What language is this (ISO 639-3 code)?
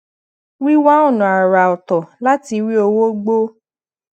yor